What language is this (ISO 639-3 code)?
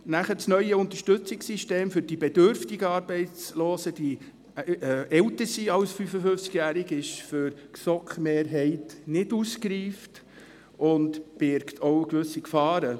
gsw